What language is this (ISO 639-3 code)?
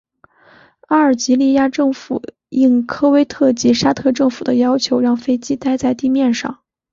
zho